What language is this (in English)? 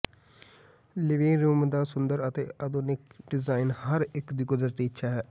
Punjabi